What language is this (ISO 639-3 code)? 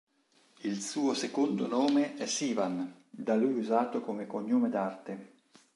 ita